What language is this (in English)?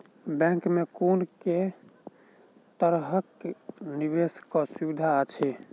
Maithili